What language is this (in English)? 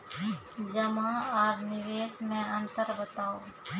Maithili